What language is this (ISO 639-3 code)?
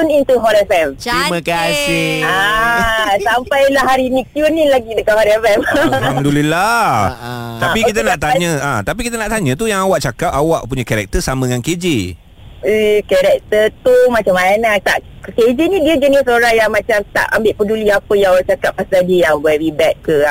msa